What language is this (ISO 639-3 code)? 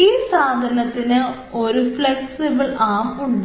mal